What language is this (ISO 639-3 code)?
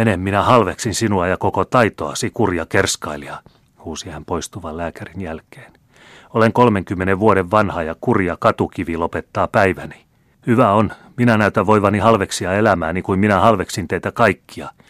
fin